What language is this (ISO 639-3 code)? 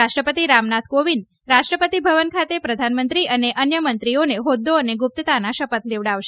guj